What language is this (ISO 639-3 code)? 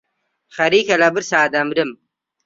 ckb